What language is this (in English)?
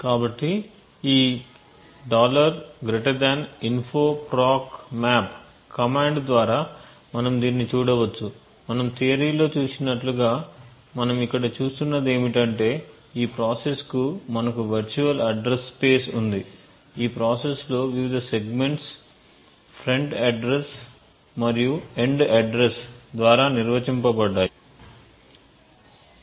Telugu